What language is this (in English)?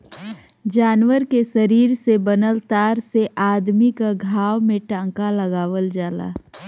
Bhojpuri